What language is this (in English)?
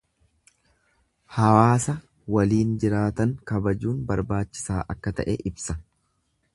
Oromo